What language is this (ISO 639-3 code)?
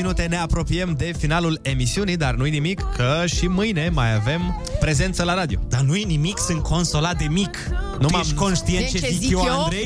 ron